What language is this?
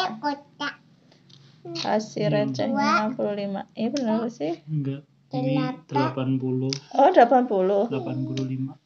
Indonesian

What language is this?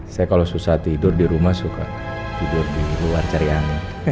Indonesian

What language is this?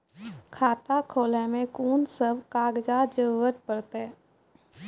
Maithili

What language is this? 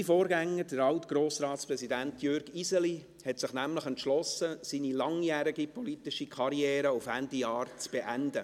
Swiss German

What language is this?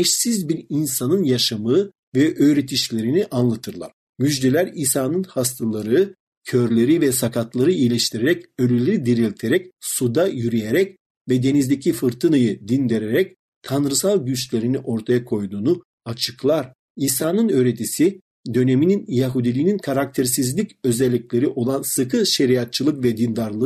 Turkish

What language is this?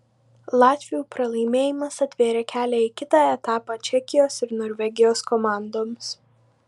Lithuanian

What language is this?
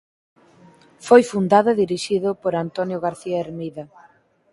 Galician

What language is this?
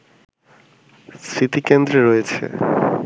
Bangla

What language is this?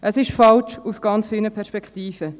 Swiss German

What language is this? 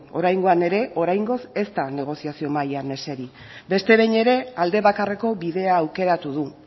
Basque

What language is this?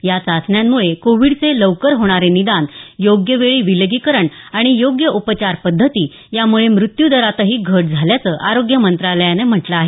Marathi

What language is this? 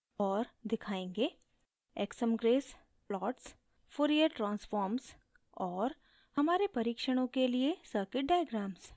Hindi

